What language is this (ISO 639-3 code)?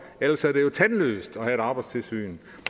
dan